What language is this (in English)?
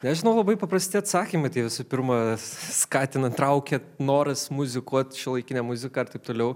Lithuanian